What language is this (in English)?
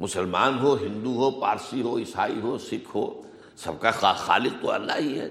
Urdu